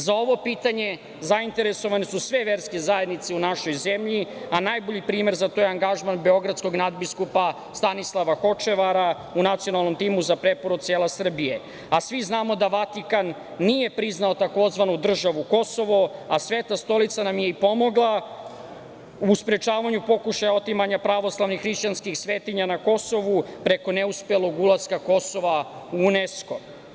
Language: Serbian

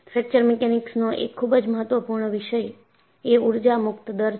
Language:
Gujarati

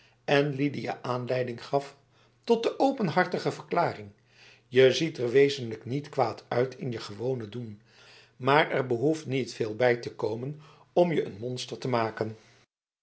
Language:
Dutch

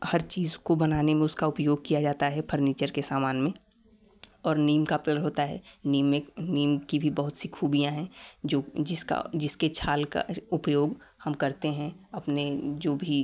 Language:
Hindi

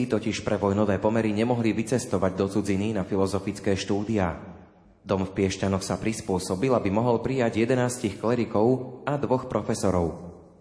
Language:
Slovak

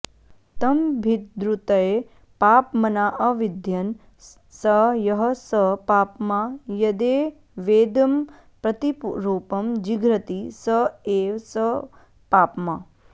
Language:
Sanskrit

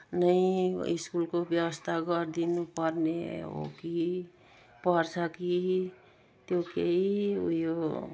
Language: Nepali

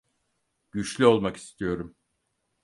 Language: Turkish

